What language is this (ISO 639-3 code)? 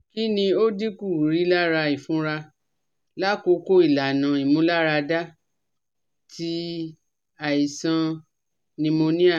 yor